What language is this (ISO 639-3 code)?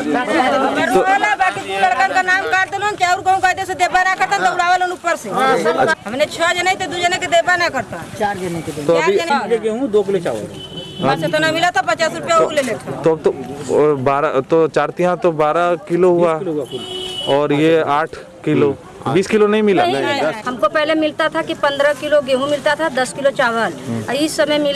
hin